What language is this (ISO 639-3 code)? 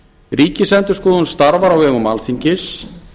isl